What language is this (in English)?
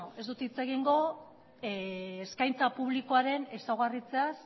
Basque